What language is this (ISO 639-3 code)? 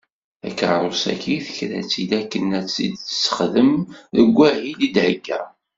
kab